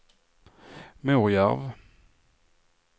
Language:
Swedish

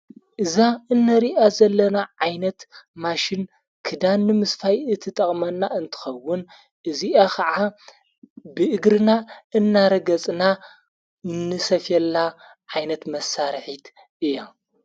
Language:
Tigrinya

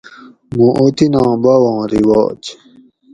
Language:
Gawri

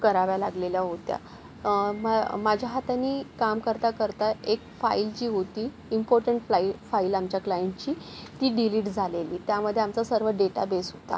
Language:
Marathi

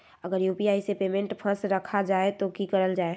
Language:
Magahi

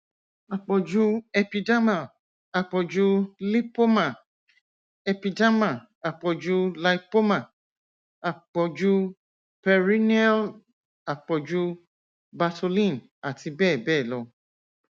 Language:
Yoruba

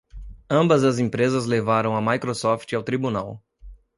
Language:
Portuguese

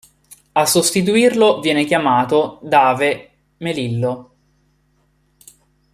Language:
Italian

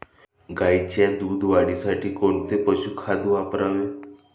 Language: Marathi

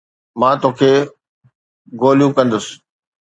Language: Sindhi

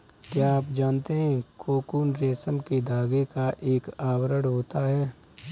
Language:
Hindi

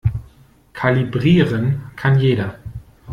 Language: German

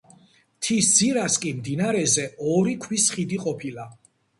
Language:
Georgian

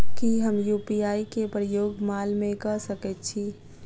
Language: Maithili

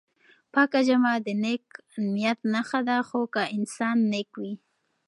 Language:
Pashto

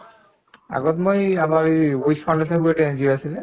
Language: Assamese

